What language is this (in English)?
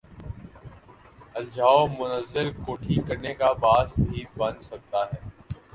Urdu